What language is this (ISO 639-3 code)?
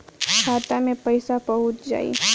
bho